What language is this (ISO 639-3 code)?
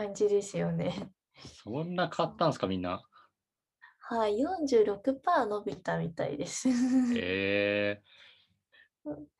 jpn